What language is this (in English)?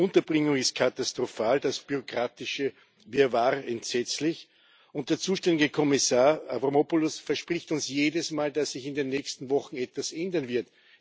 German